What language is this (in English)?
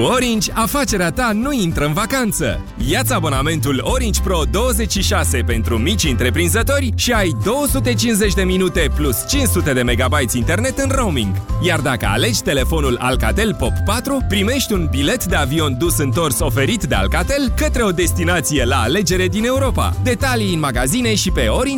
Romanian